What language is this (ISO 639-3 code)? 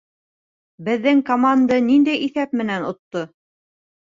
bak